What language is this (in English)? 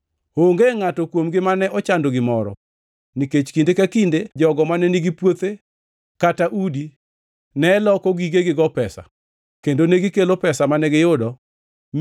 Luo (Kenya and Tanzania)